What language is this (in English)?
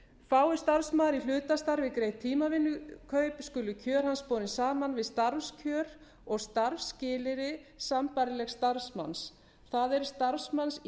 Icelandic